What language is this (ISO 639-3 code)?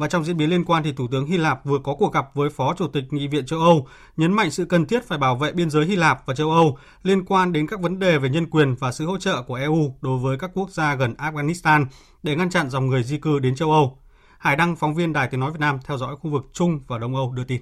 vie